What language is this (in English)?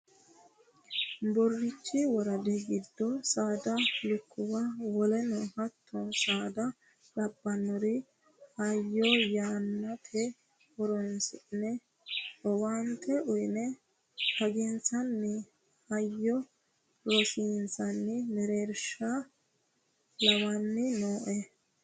Sidamo